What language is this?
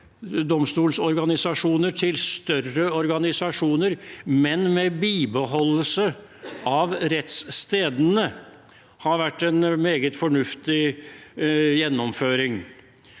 Norwegian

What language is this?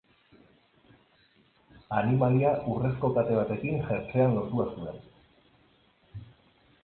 Basque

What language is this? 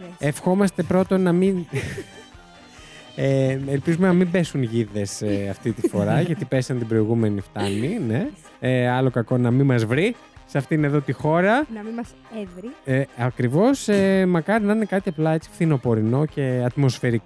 Greek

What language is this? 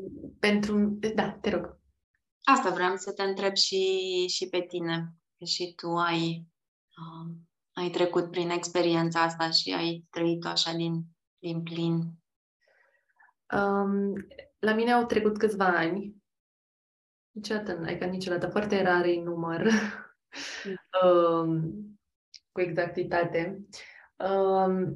Romanian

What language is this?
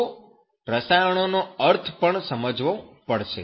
Gujarati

